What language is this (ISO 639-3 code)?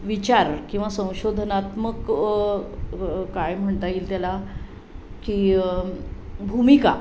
mar